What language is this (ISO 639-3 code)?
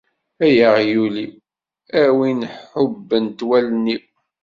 kab